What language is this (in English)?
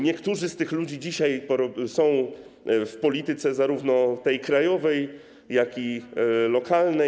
Polish